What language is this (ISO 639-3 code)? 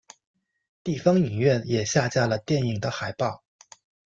zho